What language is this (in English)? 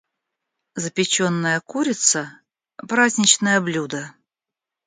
Russian